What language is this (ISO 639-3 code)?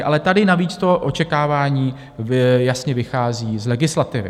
ces